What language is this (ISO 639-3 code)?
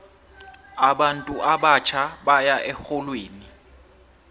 nbl